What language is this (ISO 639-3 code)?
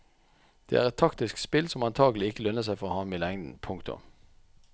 nor